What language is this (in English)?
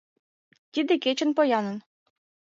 Mari